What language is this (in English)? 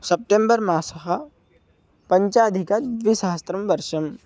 Sanskrit